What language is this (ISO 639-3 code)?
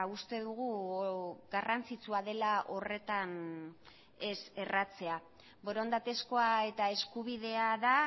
eus